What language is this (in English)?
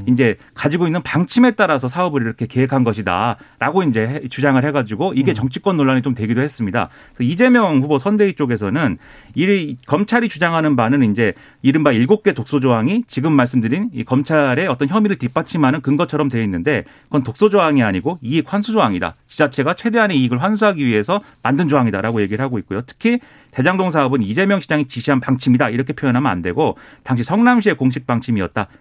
Korean